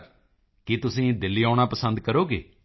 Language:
Punjabi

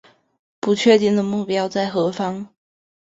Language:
Chinese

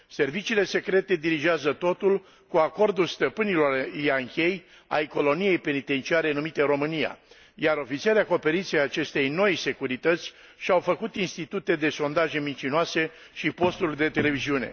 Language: Romanian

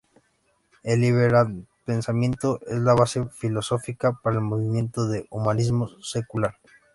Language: Spanish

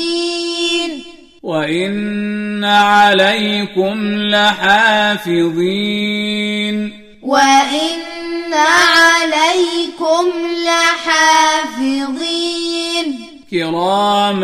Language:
Arabic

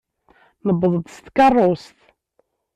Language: Kabyle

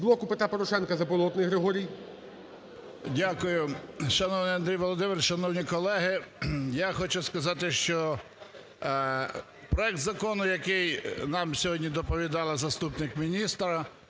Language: Ukrainian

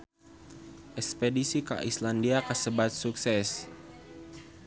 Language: Sundanese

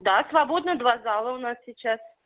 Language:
Russian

